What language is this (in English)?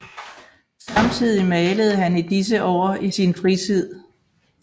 Danish